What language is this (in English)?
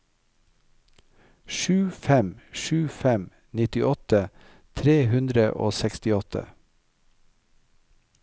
Norwegian